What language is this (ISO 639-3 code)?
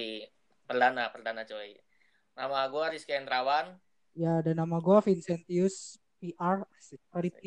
ind